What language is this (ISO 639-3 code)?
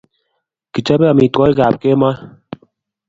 kln